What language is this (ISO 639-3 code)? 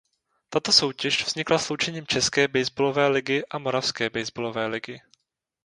ces